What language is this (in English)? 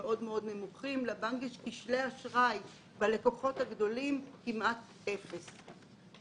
Hebrew